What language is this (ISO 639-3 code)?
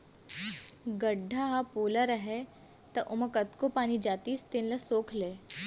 hne